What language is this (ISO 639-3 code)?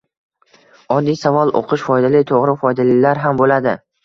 uzb